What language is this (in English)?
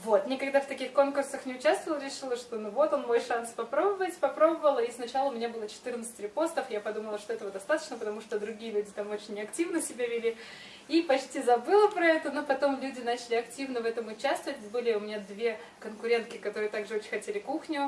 Russian